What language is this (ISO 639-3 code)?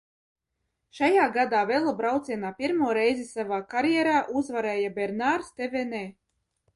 lav